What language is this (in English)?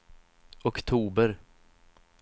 Swedish